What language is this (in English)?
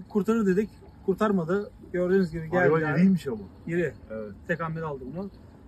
Turkish